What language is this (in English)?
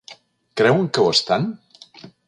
Catalan